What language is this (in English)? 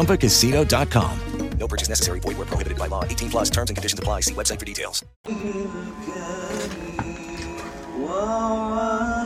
Malay